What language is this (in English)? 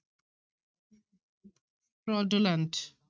Punjabi